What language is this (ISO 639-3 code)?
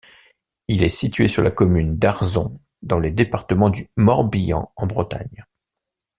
fra